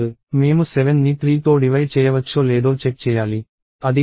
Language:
Telugu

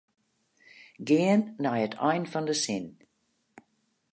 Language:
Western Frisian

